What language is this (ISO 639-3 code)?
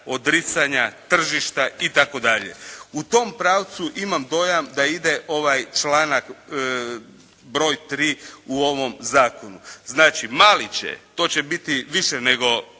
hrv